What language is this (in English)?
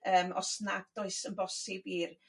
Welsh